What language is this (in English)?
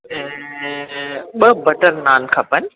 Sindhi